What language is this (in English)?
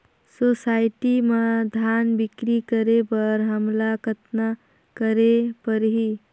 Chhattisgarhi